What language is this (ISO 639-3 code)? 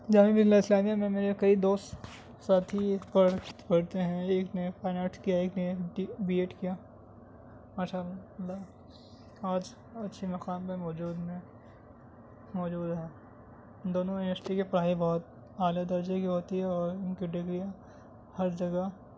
urd